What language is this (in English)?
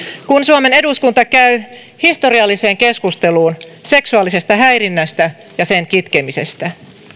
Finnish